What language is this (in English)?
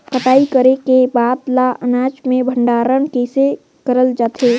Chhattisgarhi